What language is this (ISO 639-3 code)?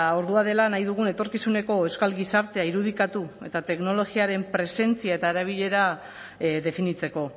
eus